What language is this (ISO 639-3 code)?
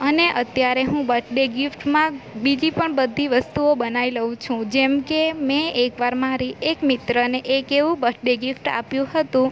guj